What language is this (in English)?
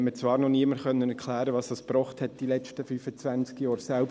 Swiss German